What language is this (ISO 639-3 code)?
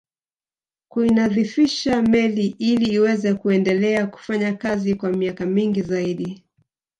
swa